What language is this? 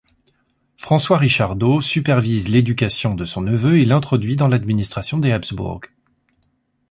French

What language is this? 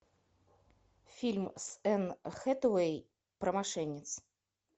Russian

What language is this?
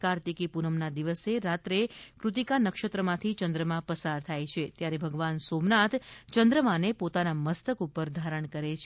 Gujarati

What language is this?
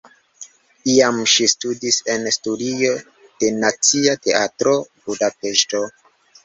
Esperanto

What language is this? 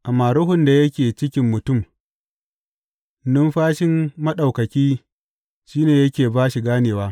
Hausa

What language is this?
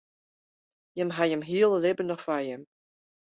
Western Frisian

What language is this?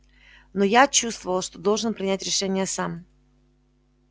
Russian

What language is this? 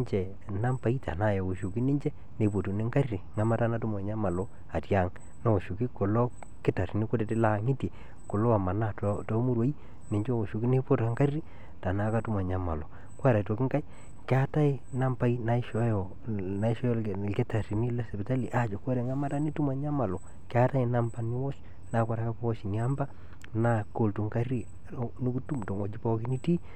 Masai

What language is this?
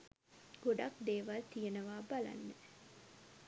Sinhala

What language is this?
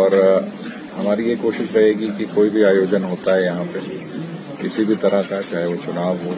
Urdu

